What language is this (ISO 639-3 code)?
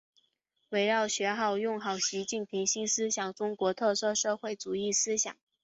zho